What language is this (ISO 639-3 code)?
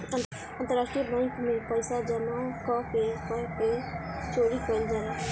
bho